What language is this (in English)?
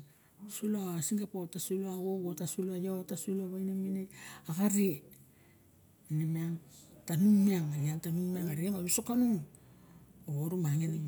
Barok